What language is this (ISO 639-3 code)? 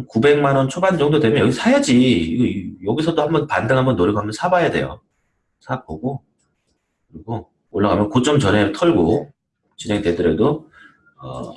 kor